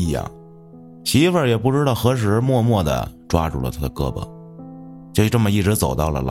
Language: Chinese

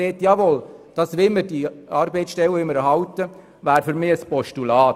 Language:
Swiss German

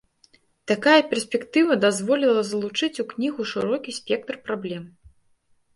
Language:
Belarusian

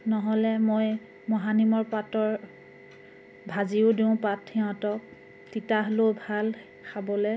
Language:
Assamese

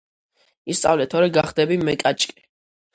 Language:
Georgian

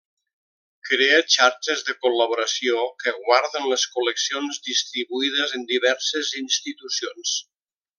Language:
Catalan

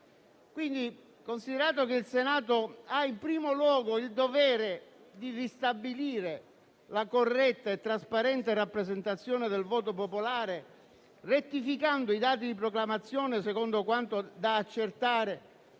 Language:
Italian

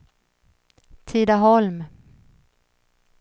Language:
Swedish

